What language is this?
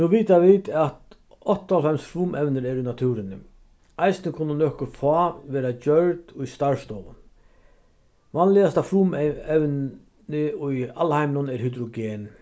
Faroese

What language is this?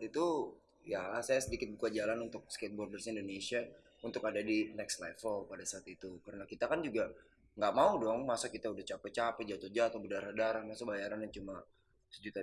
Indonesian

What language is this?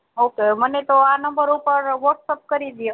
Gujarati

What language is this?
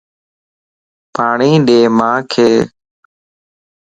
Lasi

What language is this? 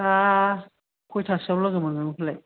Bodo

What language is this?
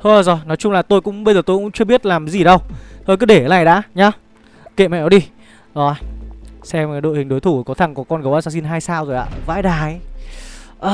Vietnamese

